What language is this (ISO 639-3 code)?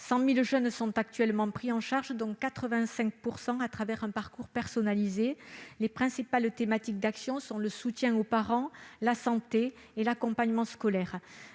fra